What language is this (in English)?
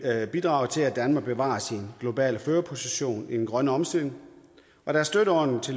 Danish